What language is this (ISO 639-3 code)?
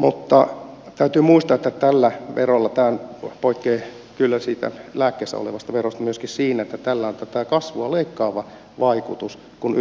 fin